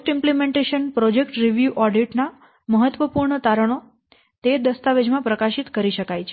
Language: Gujarati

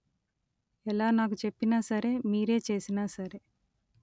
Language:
Telugu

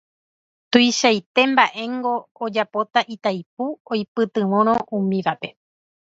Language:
Guarani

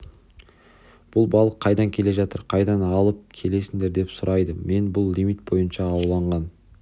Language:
Kazakh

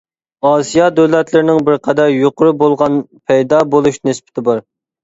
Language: Uyghur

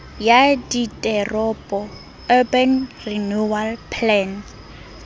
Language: Southern Sotho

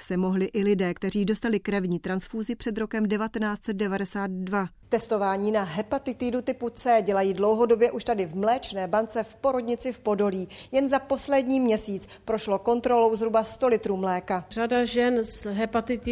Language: Czech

